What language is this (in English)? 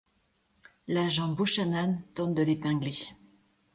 French